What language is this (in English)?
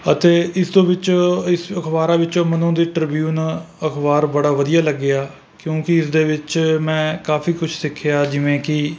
Punjabi